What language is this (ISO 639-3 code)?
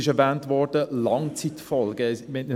gsw